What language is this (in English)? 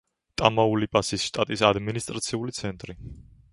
Georgian